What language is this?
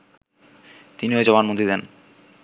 Bangla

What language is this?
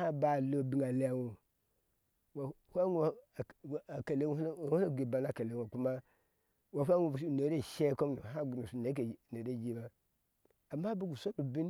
Ashe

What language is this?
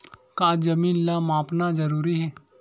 Chhattisgarhi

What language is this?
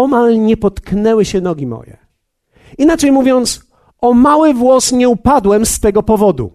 Polish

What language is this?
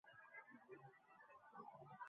Bangla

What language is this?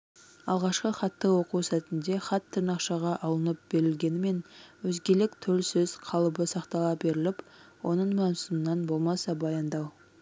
Kazakh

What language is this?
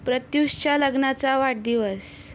Marathi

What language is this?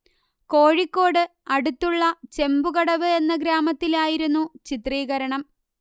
Malayalam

